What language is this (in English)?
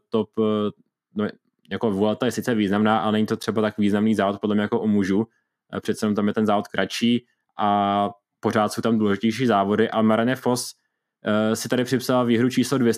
Czech